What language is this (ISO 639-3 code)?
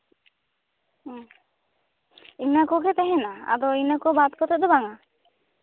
sat